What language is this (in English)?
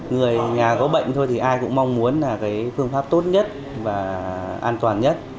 Vietnamese